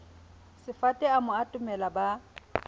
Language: Southern Sotho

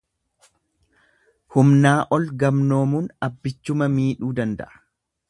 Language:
Oromo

